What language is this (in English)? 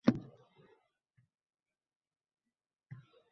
Uzbek